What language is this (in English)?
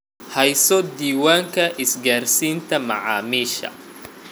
Somali